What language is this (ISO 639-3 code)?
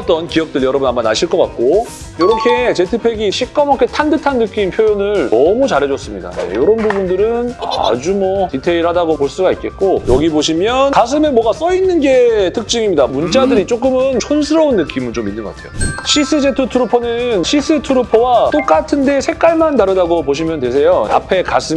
kor